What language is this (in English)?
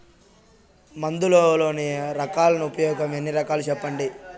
Telugu